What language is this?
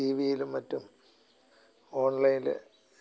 Malayalam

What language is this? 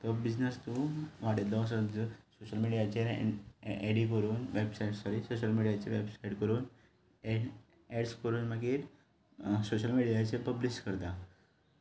Konkani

